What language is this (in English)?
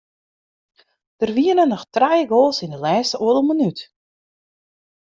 Western Frisian